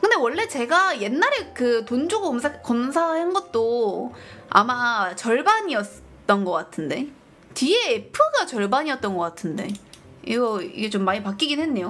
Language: Korean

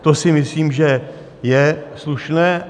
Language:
Czech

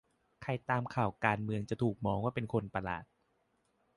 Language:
Thai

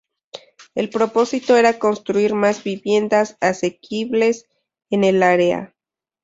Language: Spanish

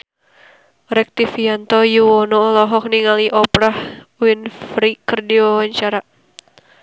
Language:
Sundanese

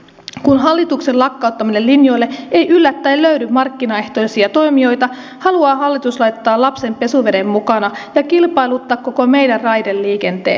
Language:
Finnish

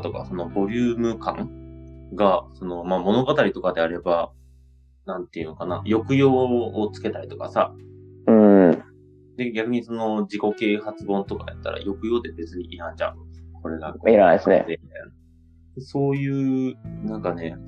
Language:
Japanese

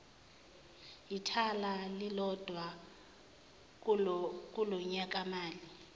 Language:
Zulu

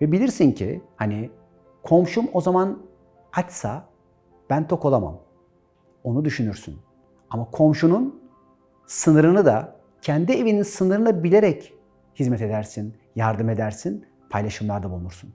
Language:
Turkish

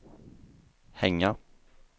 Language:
Swedish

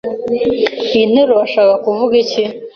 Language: Kinyarwanda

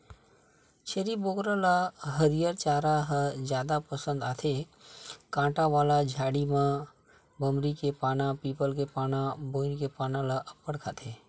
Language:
Chhattisgarhi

